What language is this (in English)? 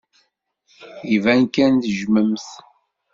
Kabyle